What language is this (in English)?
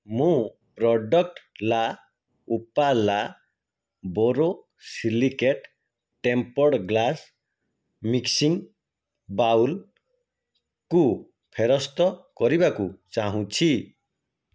Odia